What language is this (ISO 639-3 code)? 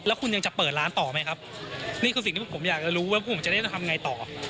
tha